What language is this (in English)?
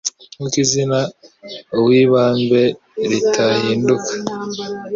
Kinyarwanda